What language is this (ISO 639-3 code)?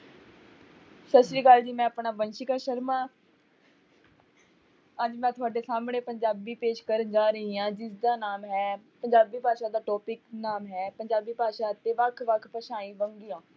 pan